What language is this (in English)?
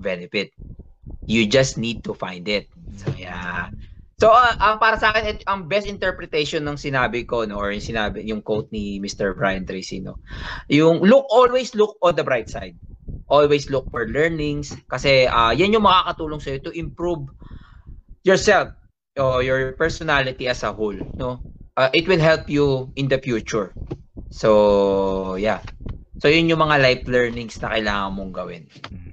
Filipino